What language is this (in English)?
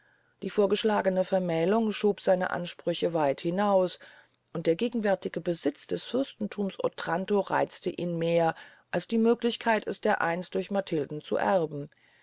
German